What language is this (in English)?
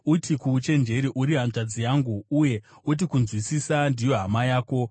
Shona